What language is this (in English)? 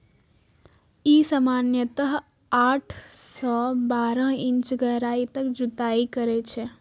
Maithili